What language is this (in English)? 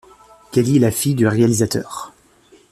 French